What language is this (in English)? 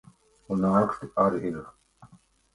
Latvian